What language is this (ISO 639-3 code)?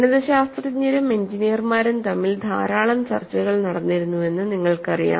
mal